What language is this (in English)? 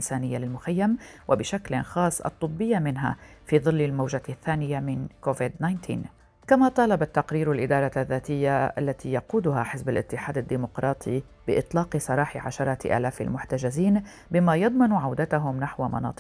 Arabic